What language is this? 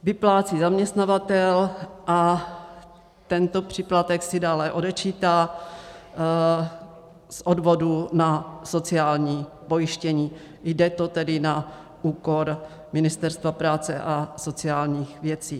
Czech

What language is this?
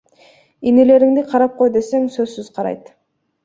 Kyrgyz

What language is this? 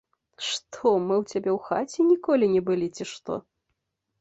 Belarusian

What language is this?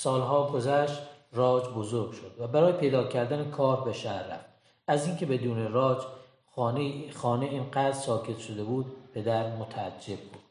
Persian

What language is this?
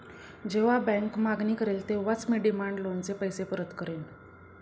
Marathi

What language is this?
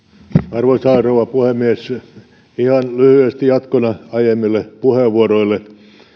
Finnish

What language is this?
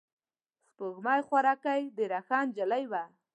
Pashto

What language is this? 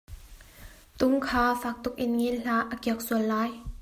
Hakha Chin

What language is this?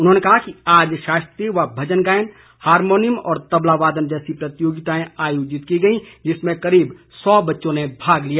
Hindi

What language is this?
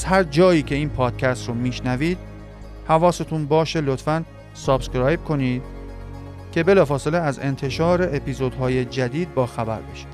Persian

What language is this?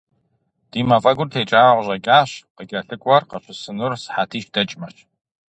Kabardian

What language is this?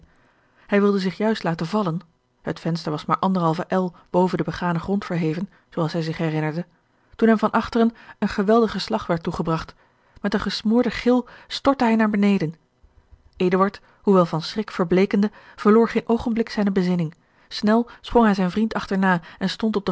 Dutch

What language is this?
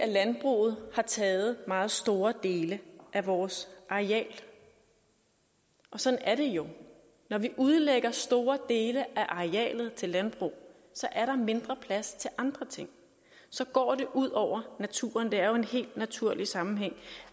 Danish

